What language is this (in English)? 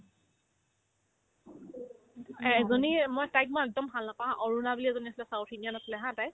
Assamese